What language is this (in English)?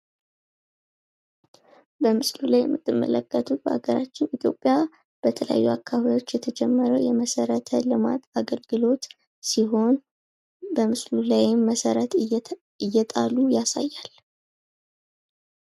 Amharic